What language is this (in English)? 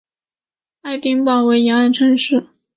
Chinese